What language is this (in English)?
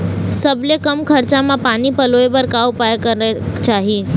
Chhattisgarhi